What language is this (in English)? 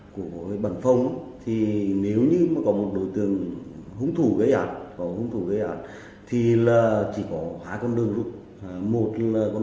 Vietnamese